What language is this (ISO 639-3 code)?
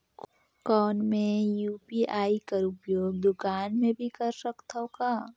hne